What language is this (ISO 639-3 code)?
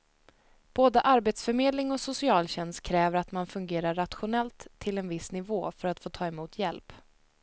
swe